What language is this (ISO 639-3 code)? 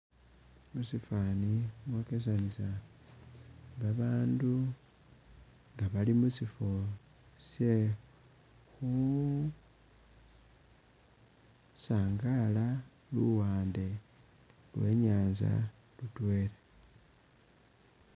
myx